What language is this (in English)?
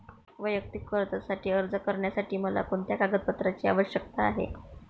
Marathi